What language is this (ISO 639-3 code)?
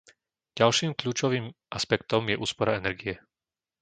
slk